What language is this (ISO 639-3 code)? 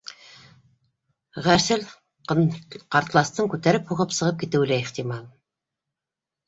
bak